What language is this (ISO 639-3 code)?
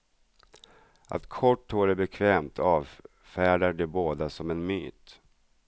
swe